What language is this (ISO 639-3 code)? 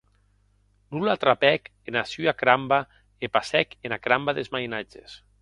oci